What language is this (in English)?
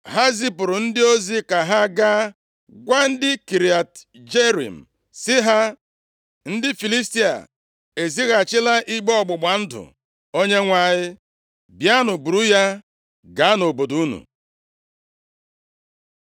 Igbo